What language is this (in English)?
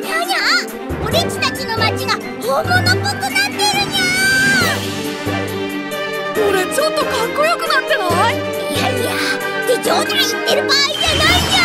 Japanese